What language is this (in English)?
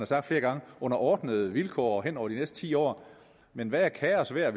Danish